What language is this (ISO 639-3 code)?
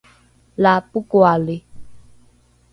dru